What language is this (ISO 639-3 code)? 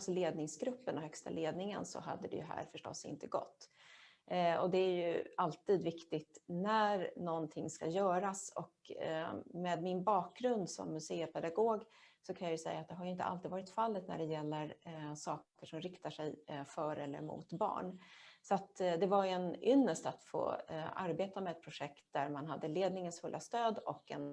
swe